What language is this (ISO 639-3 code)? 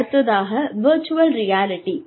tam